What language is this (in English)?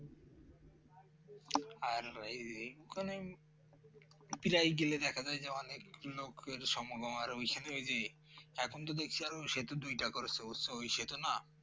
Bangla